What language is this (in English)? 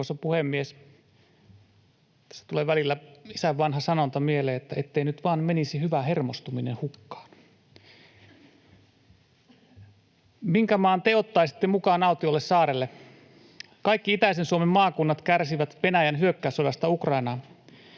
Finnish